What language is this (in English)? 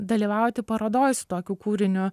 Lithuanian